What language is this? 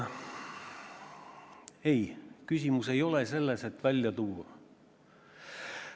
Estonian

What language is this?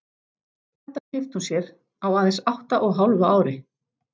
Icelandic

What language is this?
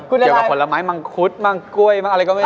Thai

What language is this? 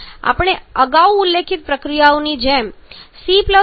Gujarati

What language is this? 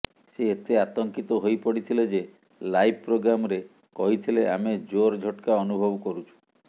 Odia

